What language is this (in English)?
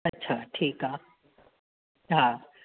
Sindhi